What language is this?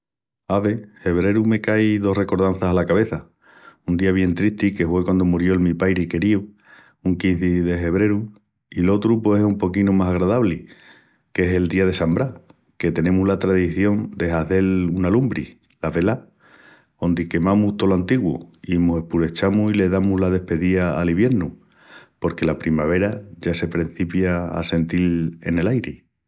Extremaduran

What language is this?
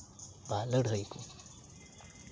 Santali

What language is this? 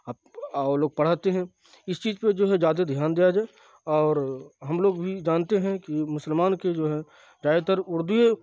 Urdu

